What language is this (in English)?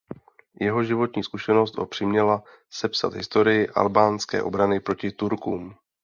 Czech